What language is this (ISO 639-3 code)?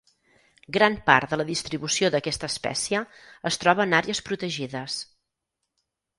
cat